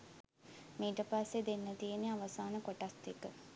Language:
Sinhala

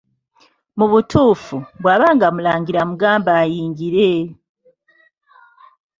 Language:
Ganda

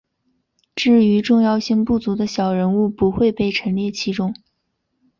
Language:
Chinese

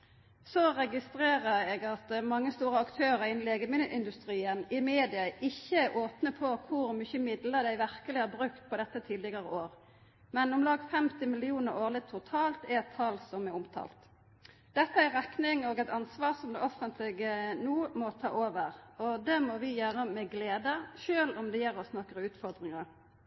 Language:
Norwegian Nynorsk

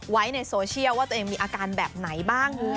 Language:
Thai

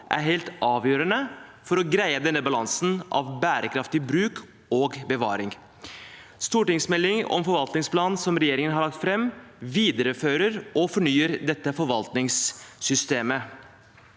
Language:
Norwegian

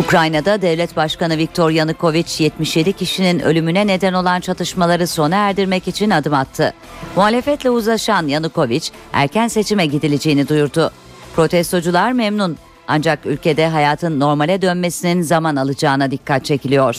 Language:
Turkish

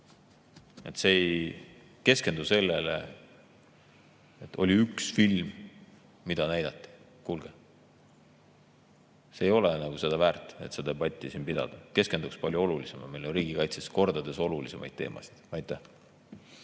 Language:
Estonian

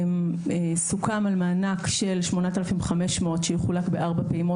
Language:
Hebrew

